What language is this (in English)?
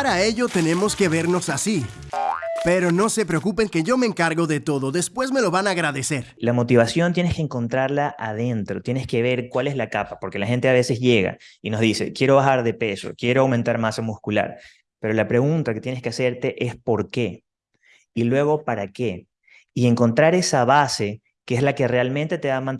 Spanish